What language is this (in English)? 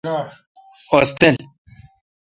Kalkoti